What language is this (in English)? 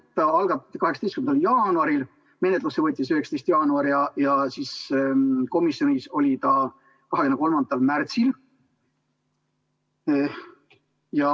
Estonian